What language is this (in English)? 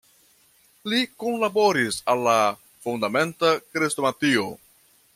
Esperanto